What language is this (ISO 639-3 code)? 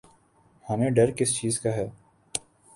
urd